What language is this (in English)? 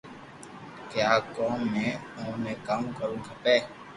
Loarki